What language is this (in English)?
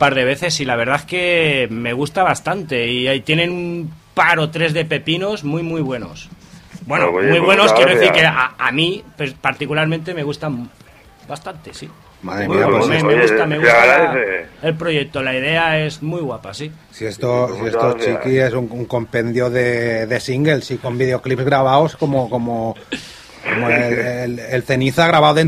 Spanish